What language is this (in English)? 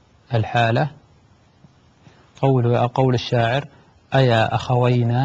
Arabic